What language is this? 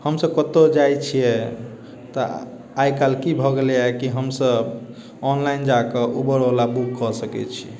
Maithili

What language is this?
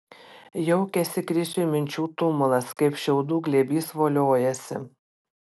Lithuanian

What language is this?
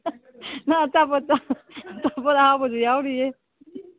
Manipuri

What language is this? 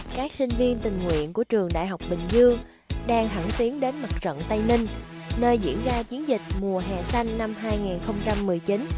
Vietnamese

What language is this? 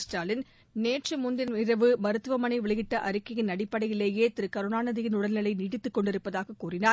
Tamil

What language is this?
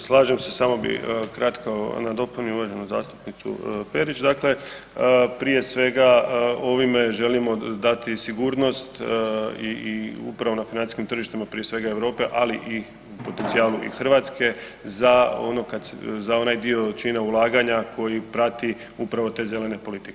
Croatian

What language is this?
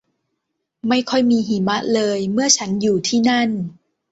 Thai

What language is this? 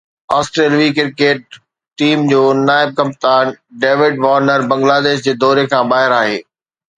Sindhi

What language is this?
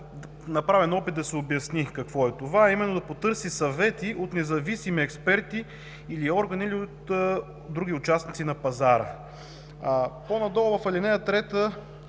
Bulgarian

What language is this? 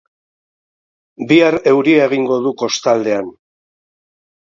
Basque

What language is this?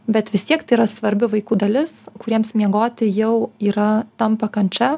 Lithuanian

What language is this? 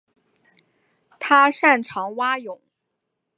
Chinese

